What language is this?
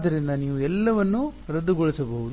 Kannada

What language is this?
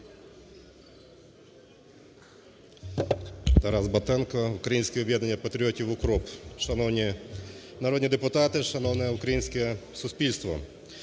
Ukrainian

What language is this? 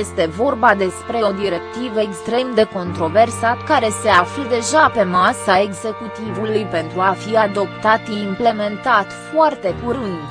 Romanian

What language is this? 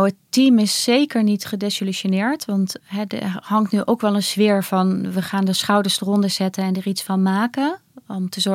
Dutch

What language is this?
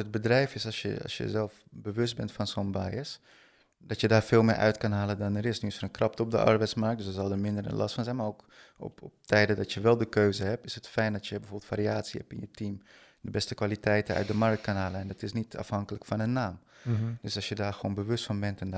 Dutch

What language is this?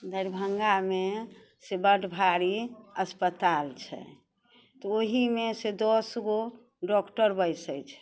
Maithili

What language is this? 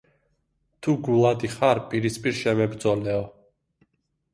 Georgian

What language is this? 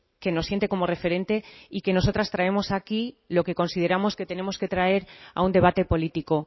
Spanish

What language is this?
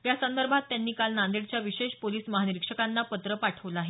Marathi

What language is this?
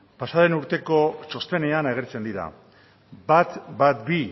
Basque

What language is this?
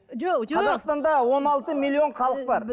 Kazakh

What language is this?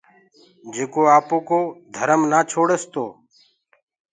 Gurgula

